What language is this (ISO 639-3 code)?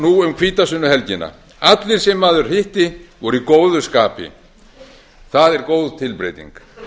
isl